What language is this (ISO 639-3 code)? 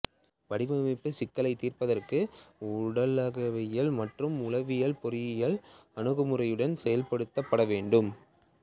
tam